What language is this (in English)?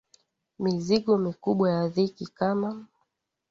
Swahili